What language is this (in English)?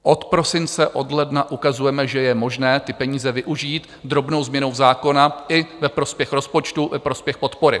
Czech